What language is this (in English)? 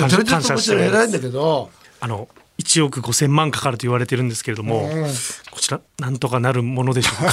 Japanese